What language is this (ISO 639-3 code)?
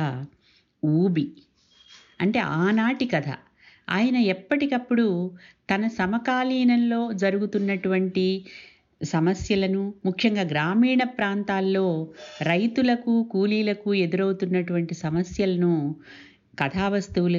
tel